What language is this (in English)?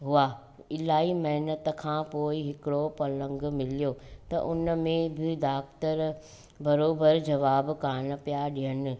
Sindhi